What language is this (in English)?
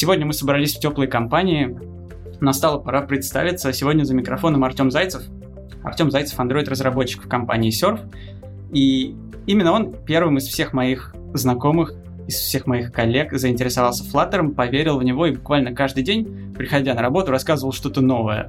Russian